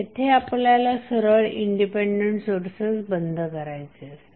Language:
Marathi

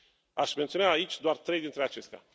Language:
Romanian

